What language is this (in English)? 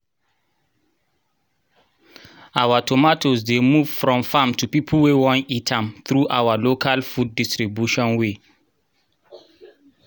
Nigerian Pidgin